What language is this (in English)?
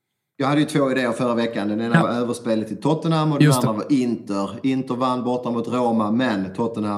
Swedish